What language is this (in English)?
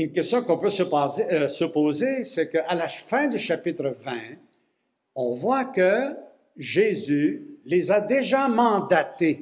French